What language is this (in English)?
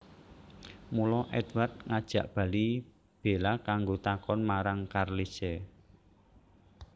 Javanese